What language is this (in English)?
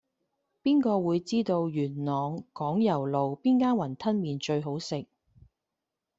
Cantonese